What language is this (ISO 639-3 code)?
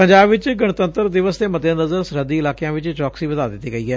pan